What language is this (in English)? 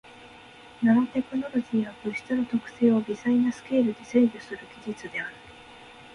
Japanese